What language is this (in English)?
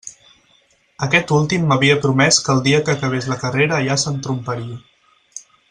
Catalan